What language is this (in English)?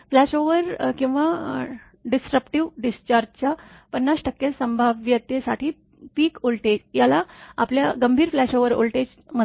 Marathi